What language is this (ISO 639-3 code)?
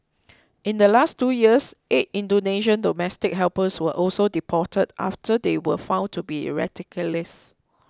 eng